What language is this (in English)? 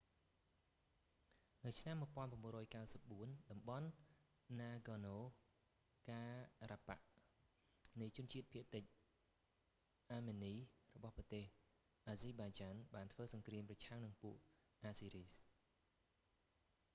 Khmer